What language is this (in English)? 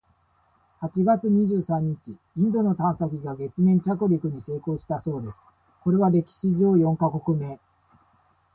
Japanese